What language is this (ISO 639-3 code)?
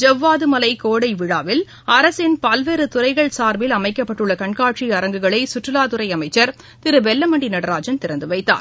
tam